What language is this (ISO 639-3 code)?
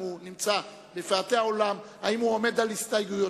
heb